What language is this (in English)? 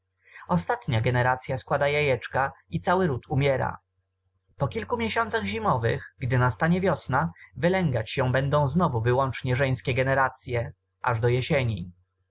Polish